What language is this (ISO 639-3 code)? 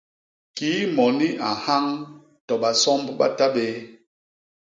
bas